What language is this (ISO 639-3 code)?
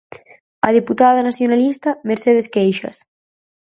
glg